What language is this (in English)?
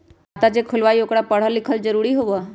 Magahi